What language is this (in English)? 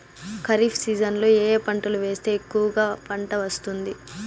Telugu